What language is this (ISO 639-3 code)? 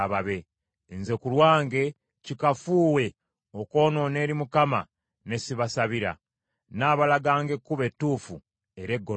lug